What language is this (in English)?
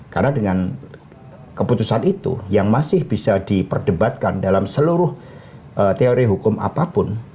Indonesian